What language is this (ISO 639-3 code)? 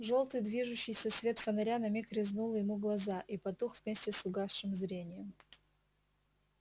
rus